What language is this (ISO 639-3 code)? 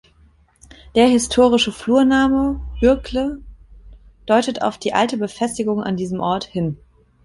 deu